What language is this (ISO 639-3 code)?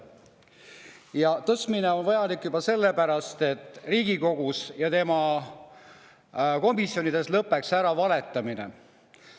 est